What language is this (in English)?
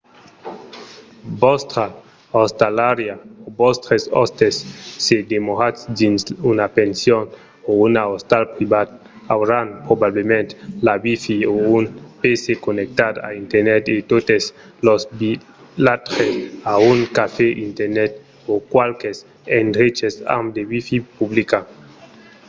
Occitan